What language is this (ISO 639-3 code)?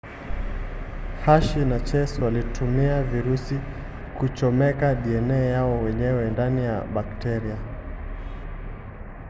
swa